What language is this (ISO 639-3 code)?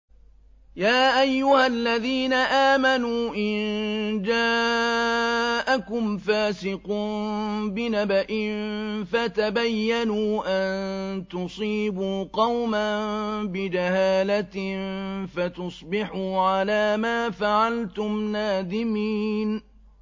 ara